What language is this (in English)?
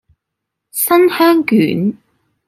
Cantonese